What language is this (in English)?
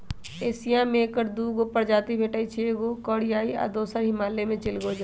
Magahi